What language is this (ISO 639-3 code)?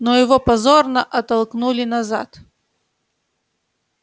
rus